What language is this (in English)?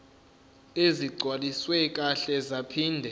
Zulu